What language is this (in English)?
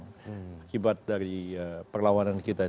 Indonesian